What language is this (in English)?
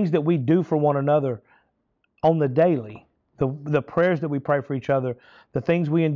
English